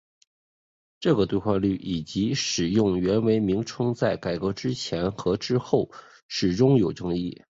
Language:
Chinese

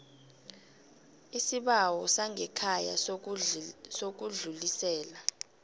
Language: South Ndebele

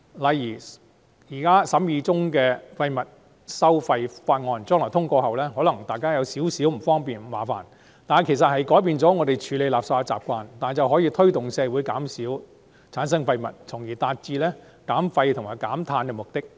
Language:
Cantonese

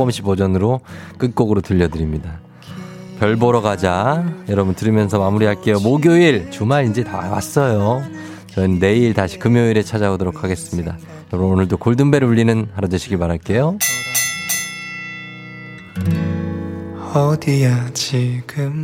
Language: Korean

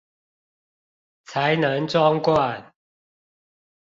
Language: Chinese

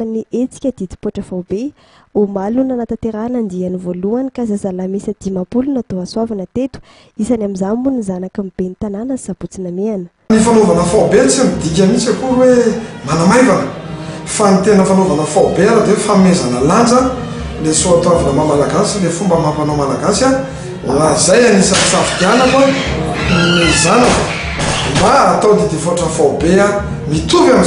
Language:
Arabic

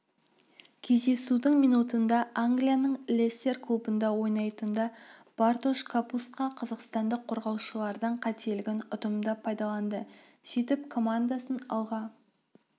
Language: Kazakh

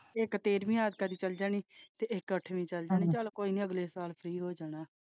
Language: Punjabi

